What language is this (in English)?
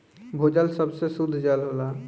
Bhojpuri